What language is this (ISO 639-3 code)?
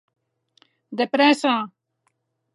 oci